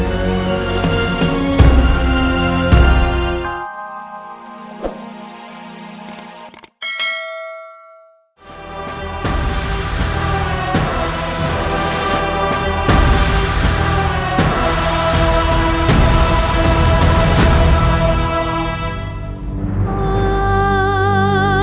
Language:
Indonesian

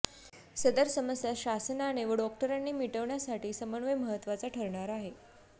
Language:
Marathi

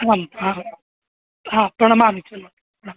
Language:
Sanskrit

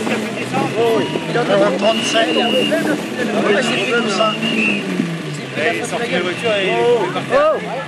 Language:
French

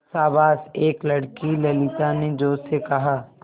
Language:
Hindi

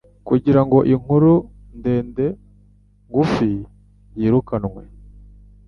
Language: Kinyarwanda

